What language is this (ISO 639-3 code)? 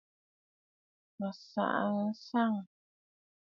bfd